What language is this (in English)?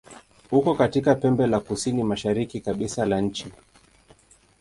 Swahili